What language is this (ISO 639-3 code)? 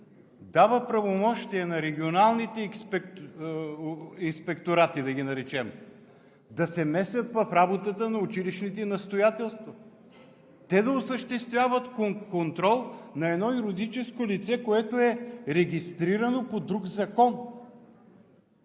bul